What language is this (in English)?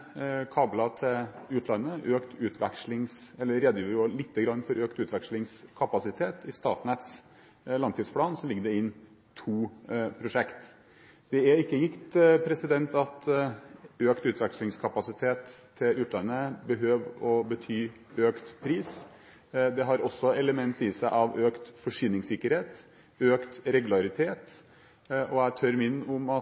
Norwegian Bokmål